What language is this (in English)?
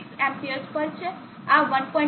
Gujarati